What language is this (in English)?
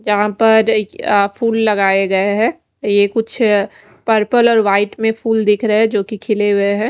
Hindi